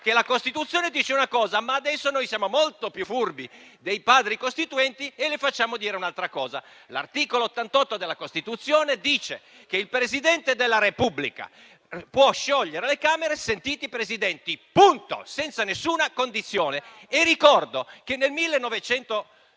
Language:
Italian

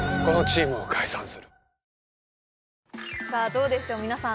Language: Japanese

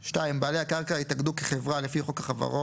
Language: Hebrew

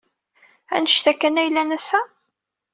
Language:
Kabyle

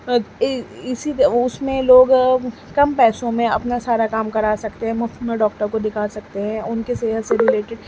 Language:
Urdu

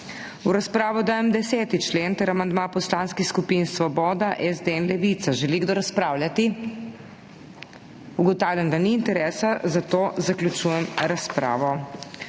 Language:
Slovenian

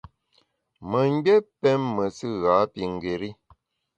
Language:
Bamun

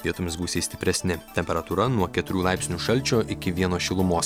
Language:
Lithuanian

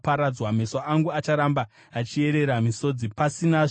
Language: Shona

